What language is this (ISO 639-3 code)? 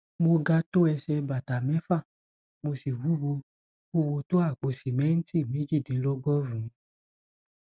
yor